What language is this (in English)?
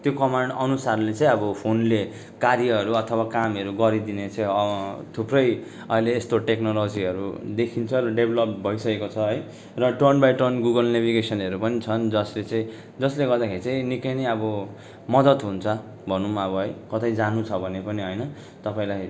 Nepali